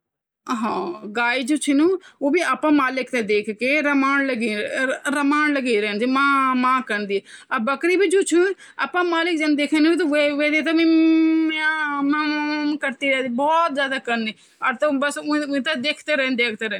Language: Garhwali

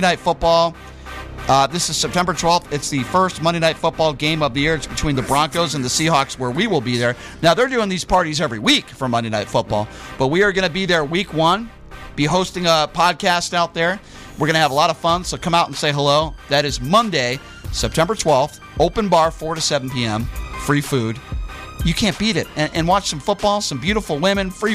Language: English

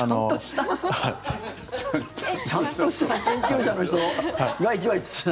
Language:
Japanese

